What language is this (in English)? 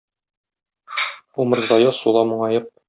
Tatar